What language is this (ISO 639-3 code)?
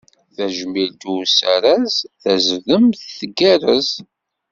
kab